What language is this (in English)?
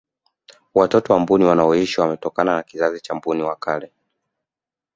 Swahili